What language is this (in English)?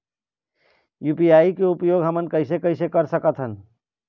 Chhattisgarhi